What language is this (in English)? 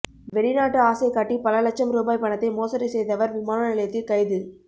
Tamil